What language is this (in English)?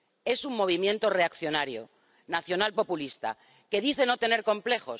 Spanish